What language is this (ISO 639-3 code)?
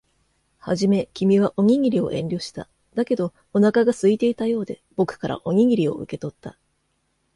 jpn